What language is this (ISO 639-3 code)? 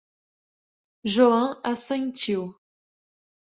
por